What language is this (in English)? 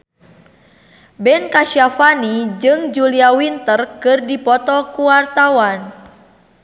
Sundanese